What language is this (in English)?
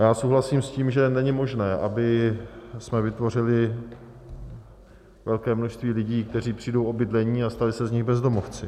Czech